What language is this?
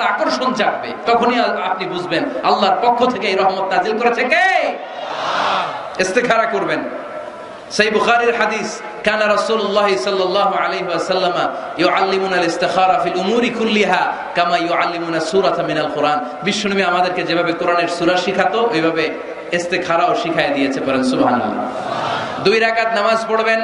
Arabic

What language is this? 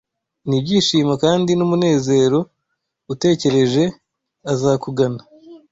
Kinyarwanda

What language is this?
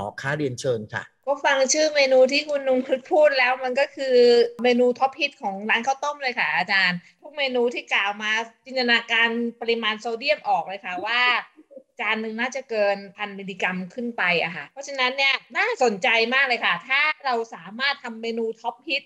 Thai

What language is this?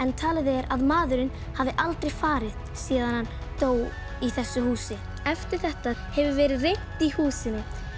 Icelandic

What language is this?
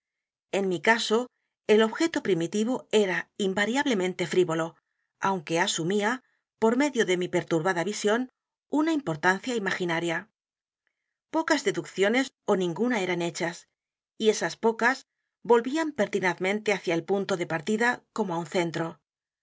Spanish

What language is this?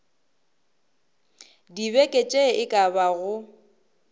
Northern Sotho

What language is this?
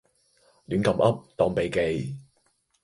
Cantonese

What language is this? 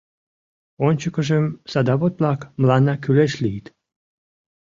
Mari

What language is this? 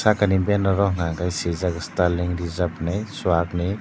Kok Borok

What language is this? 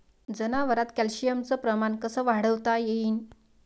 Marathi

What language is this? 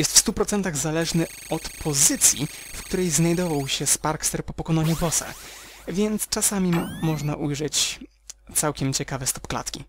Polish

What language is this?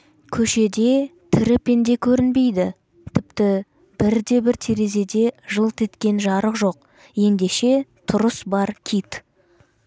Kazakh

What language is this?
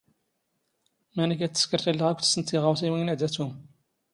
Standard Moroccan Tamazight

